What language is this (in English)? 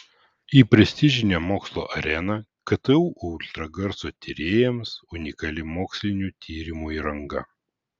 Lithuanian